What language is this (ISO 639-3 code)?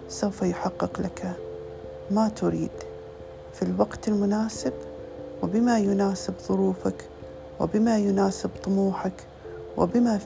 ara